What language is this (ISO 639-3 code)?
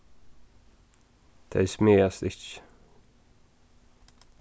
fao